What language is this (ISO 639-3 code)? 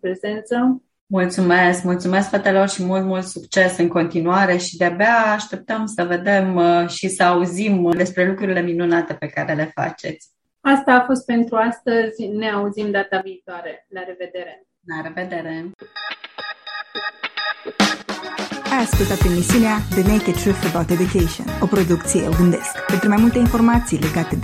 ron